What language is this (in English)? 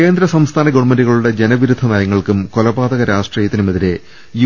Malayalam